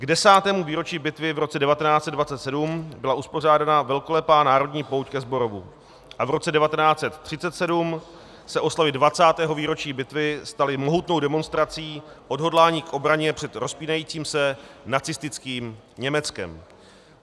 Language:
Czech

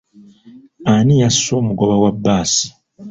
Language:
Ganda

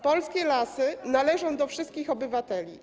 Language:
Polish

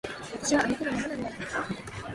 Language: Japanese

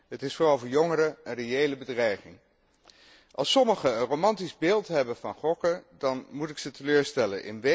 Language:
Dutch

